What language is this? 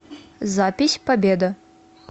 Russian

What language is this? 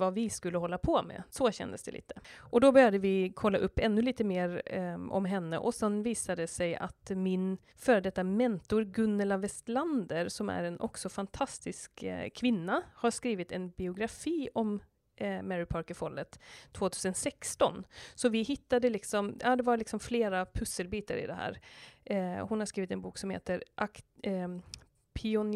Swedish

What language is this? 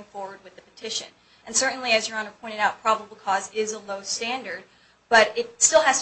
English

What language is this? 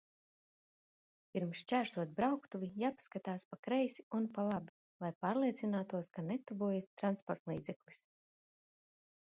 Latvian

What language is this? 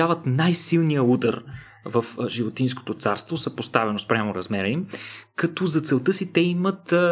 Bulgarian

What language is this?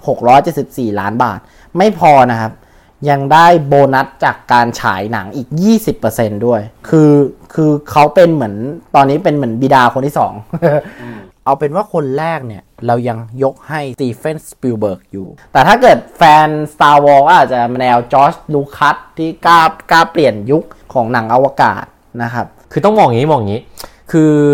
Thai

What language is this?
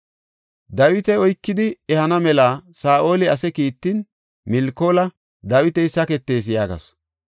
Gofa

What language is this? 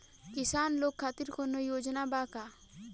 Bhojpuri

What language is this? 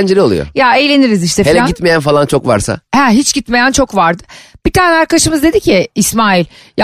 Turkish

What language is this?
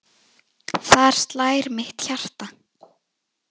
Icelandic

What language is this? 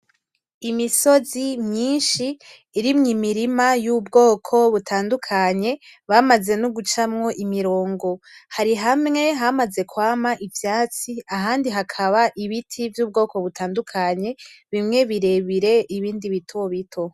Rundi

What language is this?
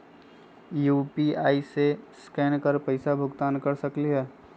Magahi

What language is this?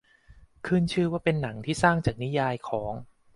Thai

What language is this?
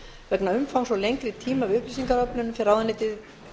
Icelandic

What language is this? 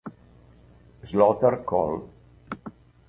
Italian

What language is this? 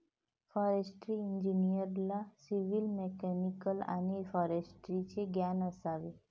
Marathi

